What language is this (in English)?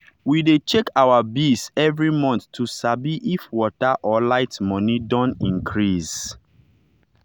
Nigerian Pidgin